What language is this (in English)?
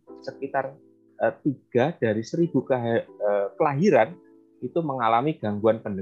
Indonesian